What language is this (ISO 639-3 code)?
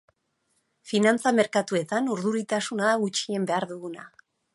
eus